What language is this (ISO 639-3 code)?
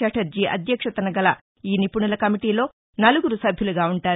tel